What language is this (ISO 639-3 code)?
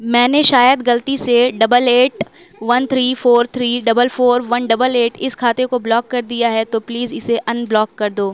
urd